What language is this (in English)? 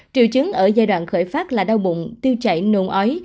Vietnamese